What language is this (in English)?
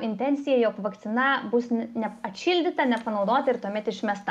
Lithuanian